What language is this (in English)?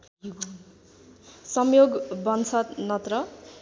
Nepali